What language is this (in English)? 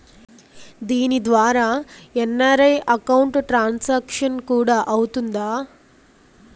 Telugu